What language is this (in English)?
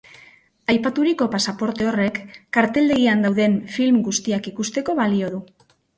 Basque